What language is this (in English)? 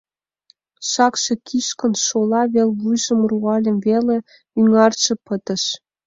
Mari